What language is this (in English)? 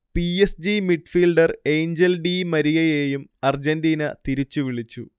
Malayalam